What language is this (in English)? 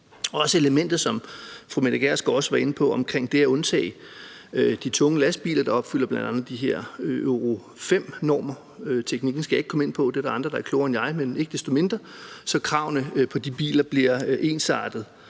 Danish